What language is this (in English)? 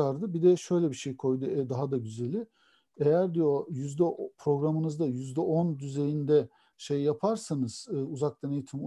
Turkish